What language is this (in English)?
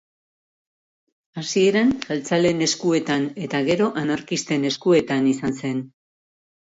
Basque